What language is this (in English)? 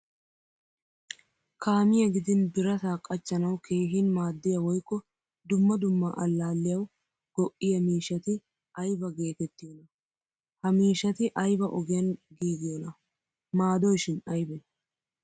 Wolaytta